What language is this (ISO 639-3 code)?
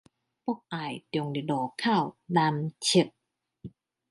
zho